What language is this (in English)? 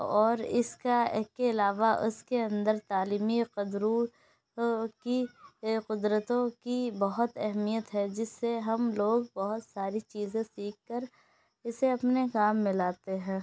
Urdu